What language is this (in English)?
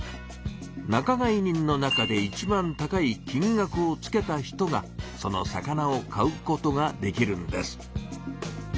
Japanese